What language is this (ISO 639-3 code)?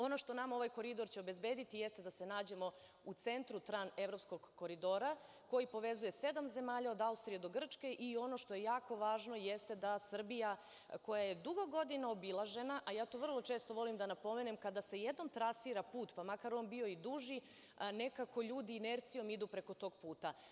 srp